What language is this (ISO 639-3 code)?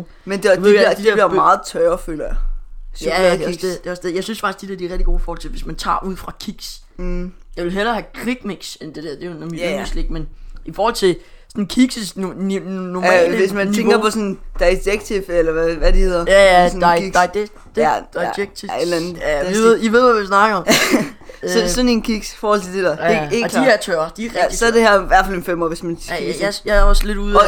dan